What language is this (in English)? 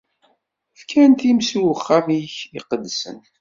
Kabyle